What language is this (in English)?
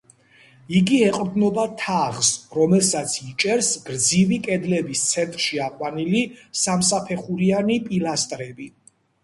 Georgian